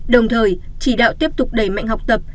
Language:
Vietnamese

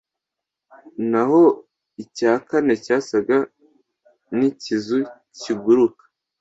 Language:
Kinyarwanda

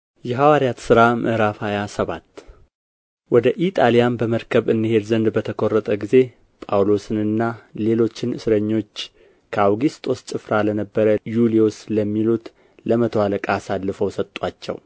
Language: Amharic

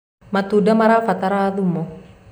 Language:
Kikuyu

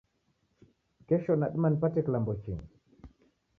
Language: Taita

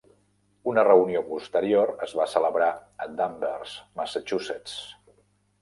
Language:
Catalan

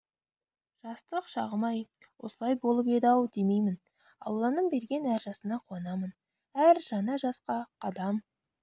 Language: Kazakh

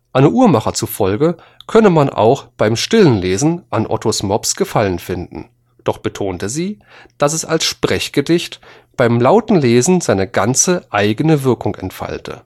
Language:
German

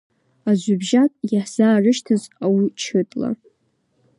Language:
Abkhazian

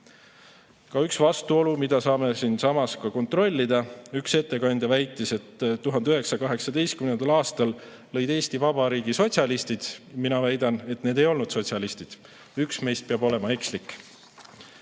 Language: Estonian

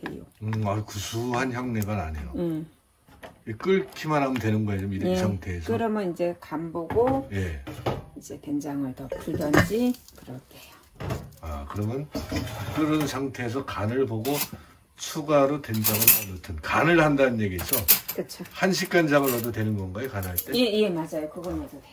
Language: Korean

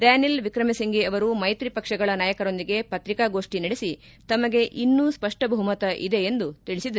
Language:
Kannada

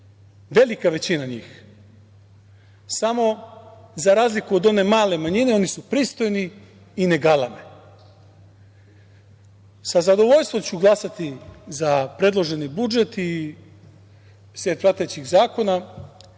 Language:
Serbian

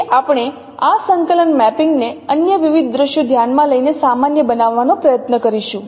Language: Gujarati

